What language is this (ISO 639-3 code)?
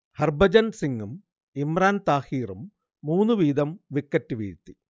mal